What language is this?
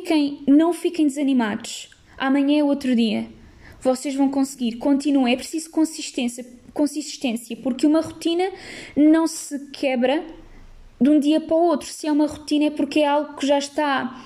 Portuguese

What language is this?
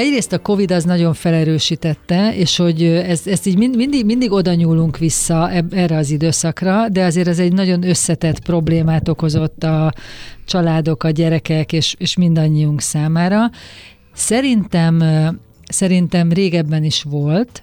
Hungarian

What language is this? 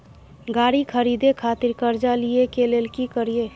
Maithili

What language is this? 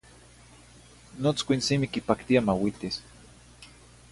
Zacatlán-Ahuacatlán-Tepetzintla Nahuatl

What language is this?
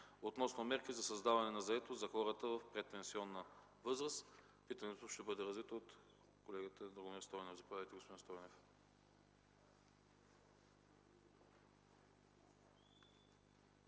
Bulgarian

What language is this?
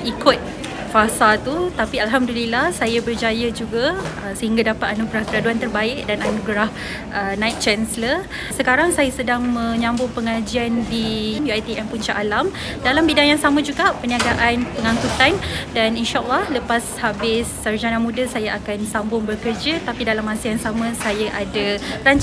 Malay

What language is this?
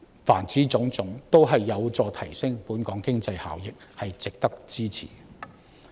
Cantonese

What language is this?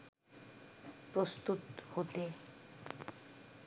Bangla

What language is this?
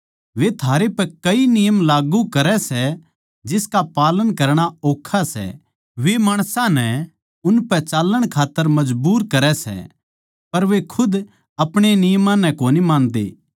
Haryanvi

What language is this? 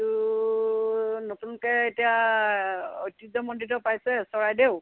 Assamese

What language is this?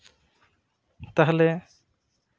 Santali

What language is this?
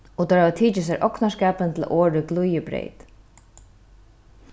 Faroese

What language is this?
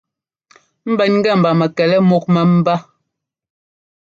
Ngomba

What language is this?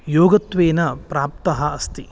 Sanskrit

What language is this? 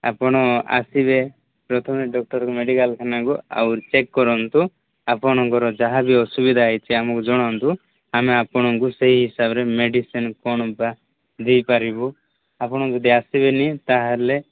Odia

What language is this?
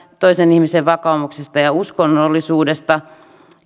Finnish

